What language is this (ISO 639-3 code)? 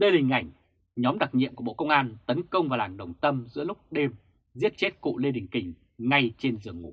vie